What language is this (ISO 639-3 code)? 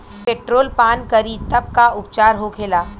bho